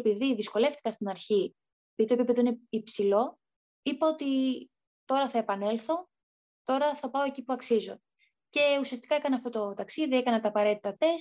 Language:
Greek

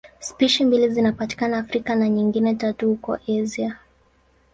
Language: Swahili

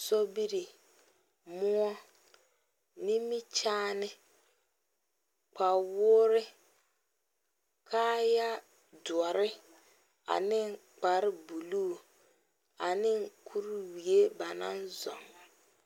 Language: Southern Dagaare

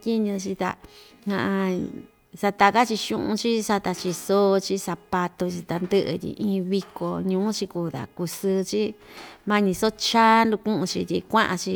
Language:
Ixtayutla Mixtec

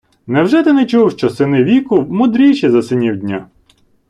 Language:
Ukrainian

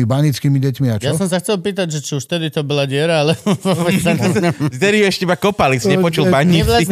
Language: Slovak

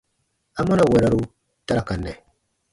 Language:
Baatonum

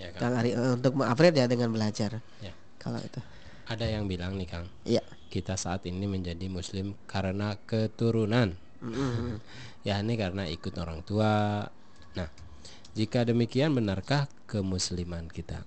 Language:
Indonesian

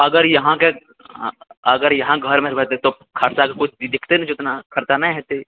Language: Maithili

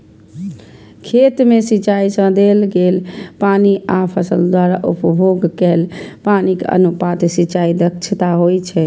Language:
Maithili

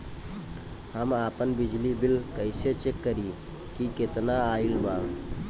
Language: Bhojpuri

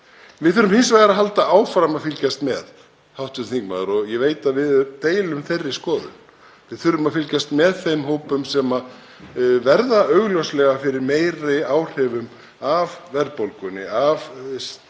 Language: Icelandic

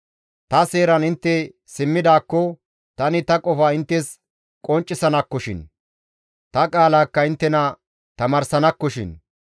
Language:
Gamo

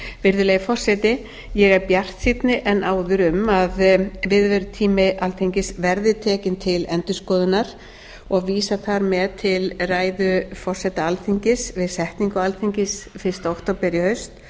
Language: Icelandic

